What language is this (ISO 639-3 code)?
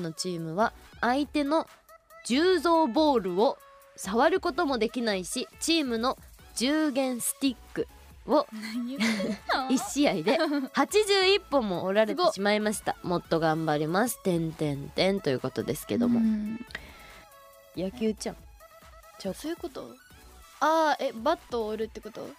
jpn